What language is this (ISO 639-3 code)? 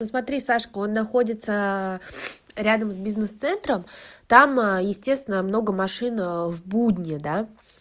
rus